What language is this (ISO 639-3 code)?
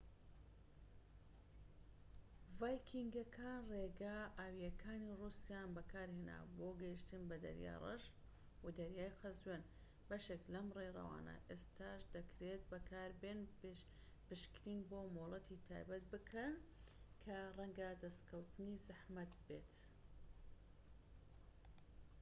ckb